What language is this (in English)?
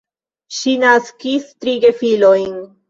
Esperanto